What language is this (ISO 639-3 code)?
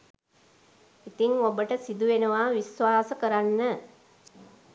sin